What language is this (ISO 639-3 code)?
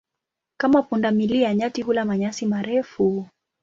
swa